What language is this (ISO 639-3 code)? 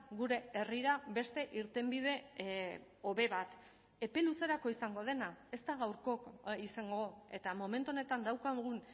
eus